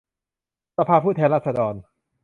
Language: Thai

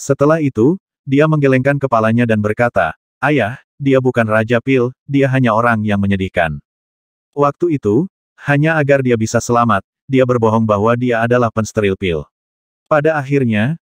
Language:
Indonesian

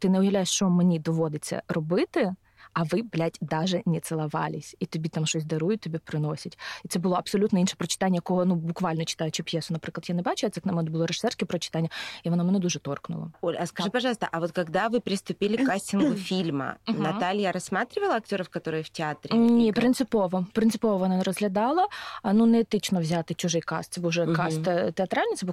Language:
Russian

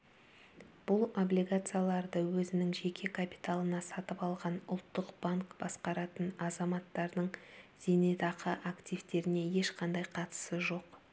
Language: Kazakh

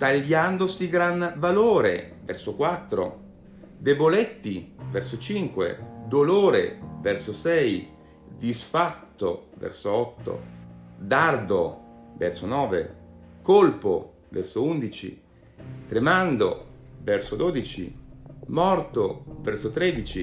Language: Italian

